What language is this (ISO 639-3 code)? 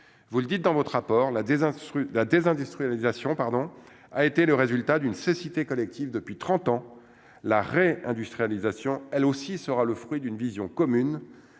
fra